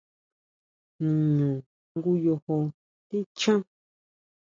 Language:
Huautla Mazatec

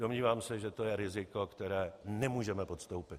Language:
Czech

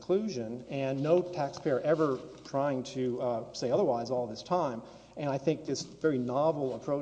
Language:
English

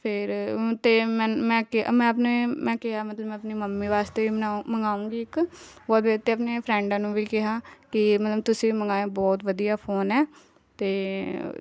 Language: Punjabi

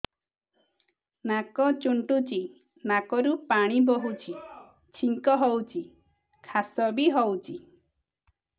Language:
Odia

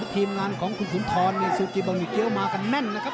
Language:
Thai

